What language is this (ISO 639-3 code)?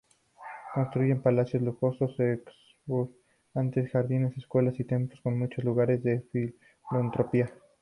spa